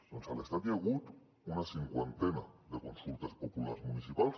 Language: Catalan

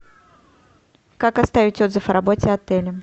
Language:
Russian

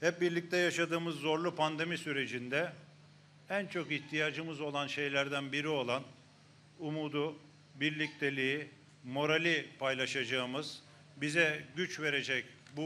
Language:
Turkish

